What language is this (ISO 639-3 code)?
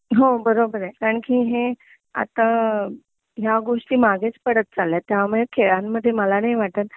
mar